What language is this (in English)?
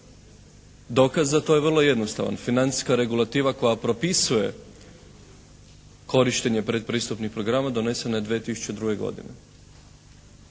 Croatian